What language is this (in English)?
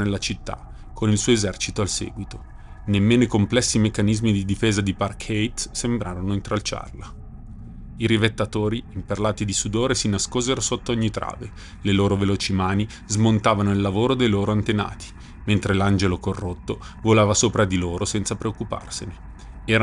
Italian